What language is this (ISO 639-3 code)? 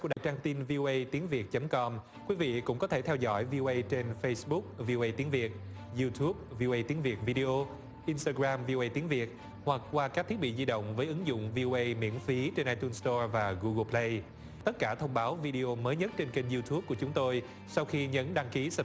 vie